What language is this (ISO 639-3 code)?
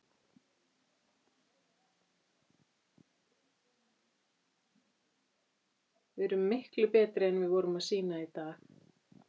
isl